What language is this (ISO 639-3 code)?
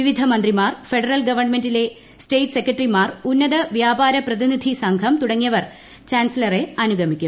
mal